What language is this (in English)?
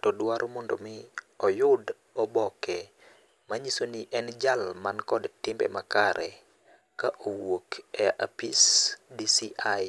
Luo (Kenya and Tanzania)